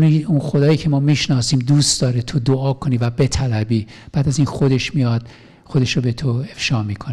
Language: Persian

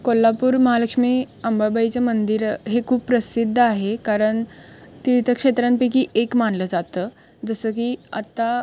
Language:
Marathi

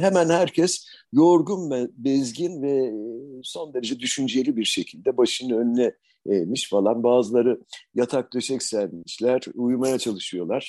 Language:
Turkish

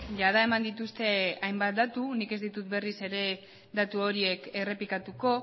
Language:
Basque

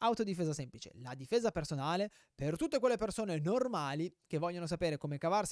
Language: Italian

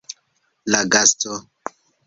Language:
Esperanto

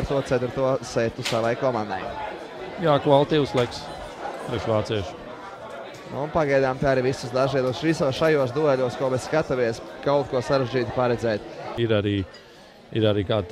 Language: Latvian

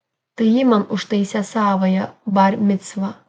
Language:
Lithuanian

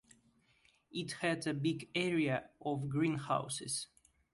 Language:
English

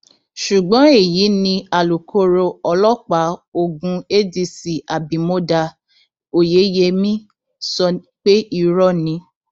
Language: Yoruba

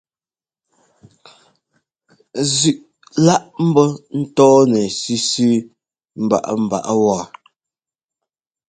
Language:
Ngomba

